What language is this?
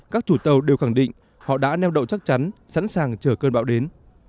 Vietnamese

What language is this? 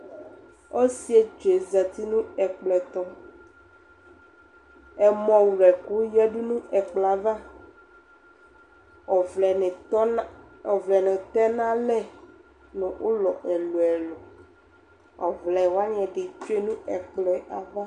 Ikposo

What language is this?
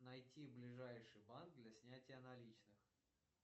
Russian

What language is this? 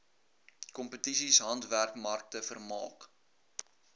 Afrikaans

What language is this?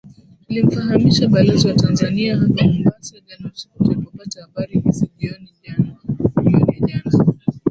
Swahili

